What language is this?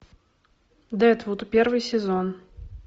Russian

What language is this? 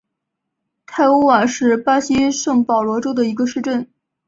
Chinese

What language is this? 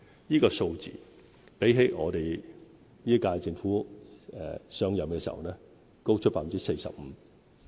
Cantonese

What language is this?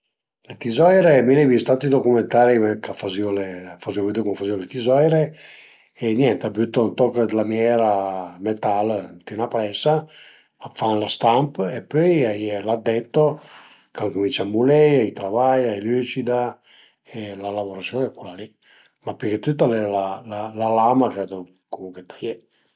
Piedmontese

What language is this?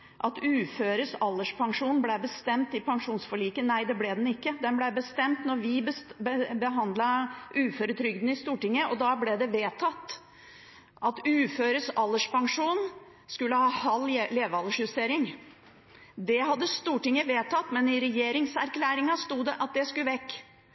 Norwegian Bokmål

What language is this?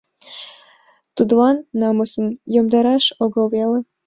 Mari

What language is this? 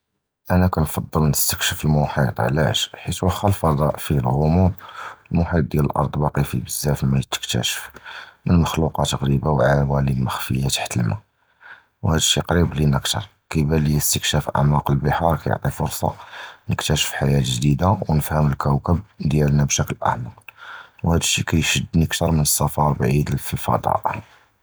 Judeo-Arabic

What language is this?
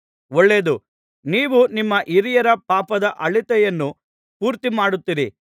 Kannada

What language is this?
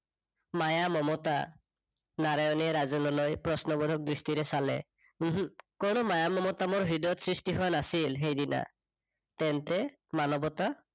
Assamese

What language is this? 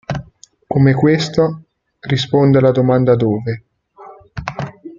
Italian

